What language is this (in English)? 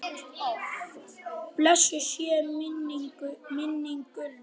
Icelandic